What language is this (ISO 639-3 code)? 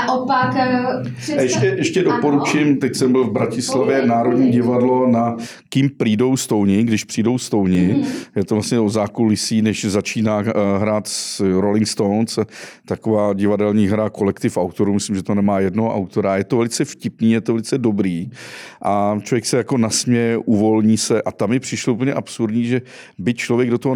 ces